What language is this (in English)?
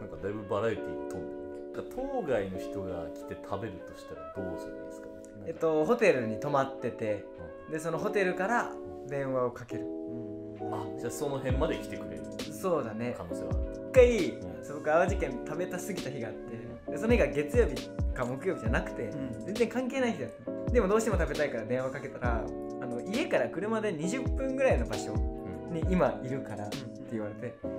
Japanese